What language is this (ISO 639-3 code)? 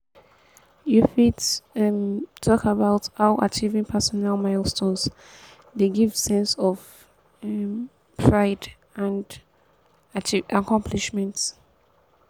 pcm